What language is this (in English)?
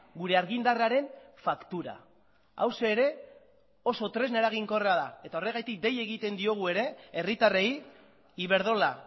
Basque